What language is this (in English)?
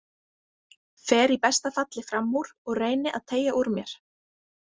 Icelandic